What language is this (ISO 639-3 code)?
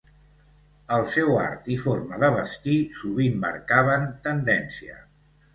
cat